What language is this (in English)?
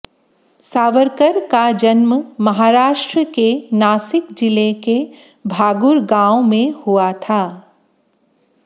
Hindi